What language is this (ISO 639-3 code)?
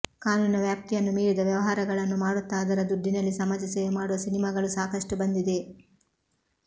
kan